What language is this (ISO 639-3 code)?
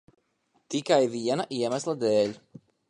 lav